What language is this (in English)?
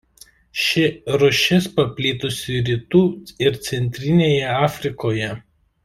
Lithuanian